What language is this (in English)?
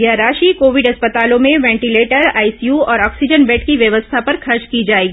Hindi